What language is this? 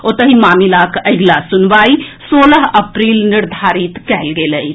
Maithili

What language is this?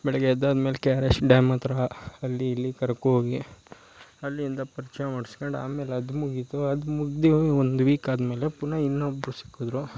Kannada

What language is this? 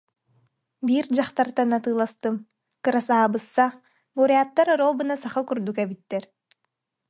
Yakut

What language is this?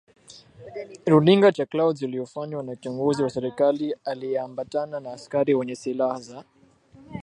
Swahili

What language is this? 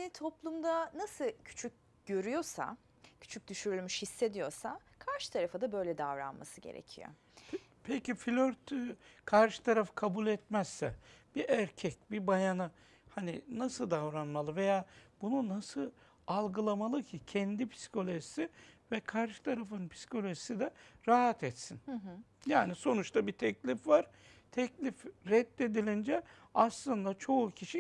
Turkish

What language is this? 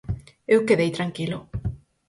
Galician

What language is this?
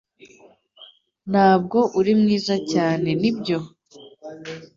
Kinyarwanda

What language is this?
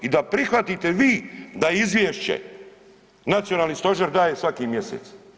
Croatian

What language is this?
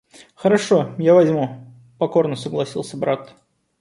Russian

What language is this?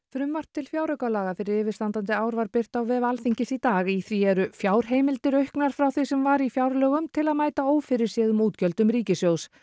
Icelandic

